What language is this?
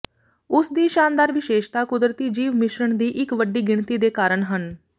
Punjabi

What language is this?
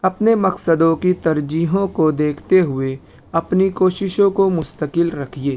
Urdu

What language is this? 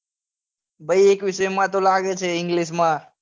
Gujarati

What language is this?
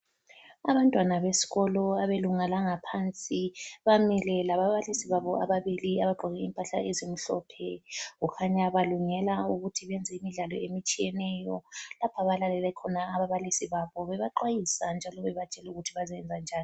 North Ndebele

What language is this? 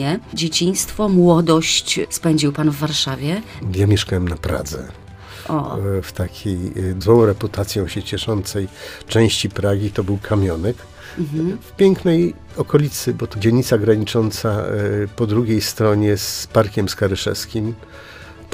Polish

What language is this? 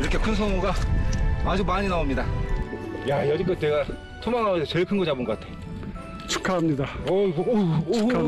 Korean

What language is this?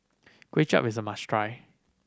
English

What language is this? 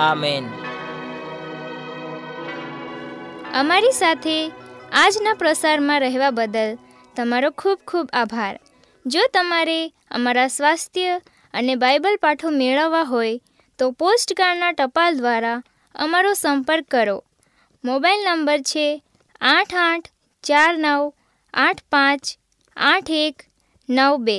Hindi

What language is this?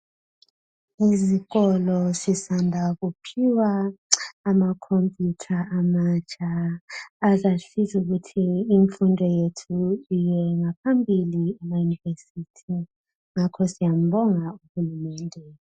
North Ndebele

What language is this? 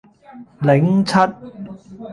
Cantonese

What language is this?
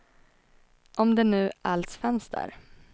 Swedish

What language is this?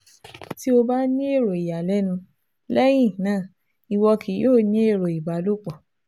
Yoruba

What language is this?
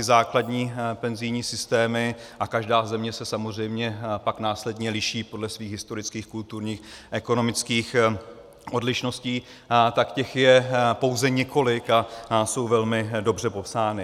Czech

